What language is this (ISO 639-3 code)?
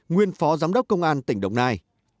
vie